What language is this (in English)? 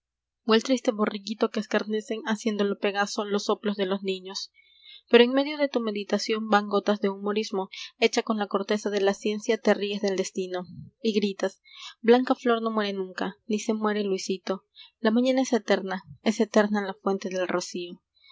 Spanish